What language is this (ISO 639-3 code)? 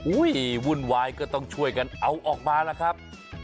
tha